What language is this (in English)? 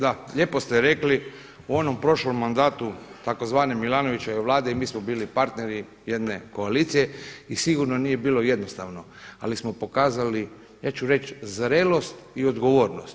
Croatian